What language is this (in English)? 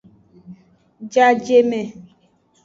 Aja (Benin)